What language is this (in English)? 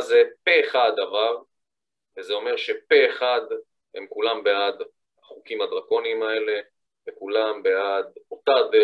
Hebrew